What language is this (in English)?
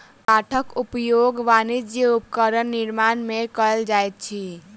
Maithili